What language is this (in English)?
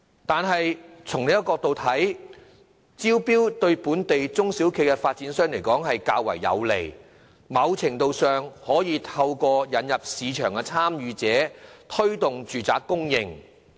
Cantonese